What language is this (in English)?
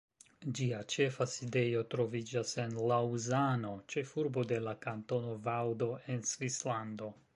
Esperanto